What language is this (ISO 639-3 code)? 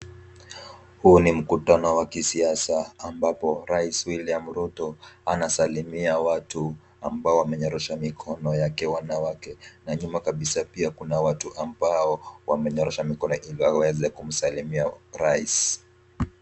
swa